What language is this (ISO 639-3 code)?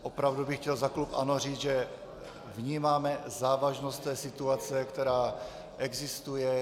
ces